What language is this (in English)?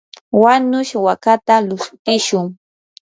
Yanahuanca Pasco Quechua